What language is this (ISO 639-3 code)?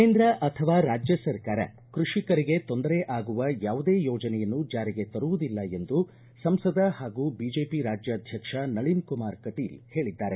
kan